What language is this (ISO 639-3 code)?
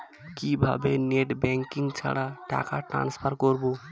ben